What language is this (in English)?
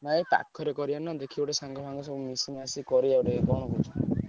Odia